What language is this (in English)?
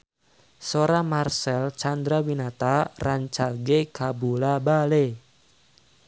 Sundanese